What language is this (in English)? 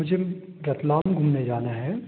Hindi